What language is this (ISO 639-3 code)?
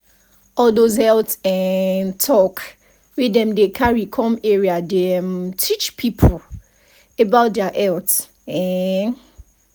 pcm